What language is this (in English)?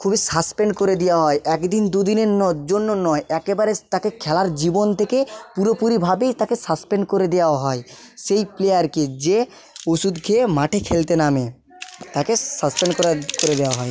Bangla